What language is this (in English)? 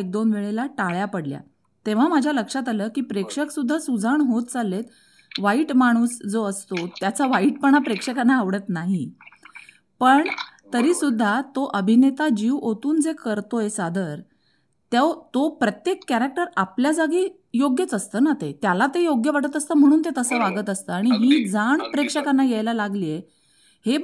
Marathi